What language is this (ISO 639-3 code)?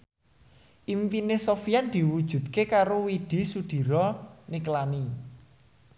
jav